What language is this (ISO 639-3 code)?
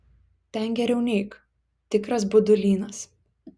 lit